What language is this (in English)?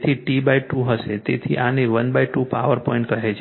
Gujarati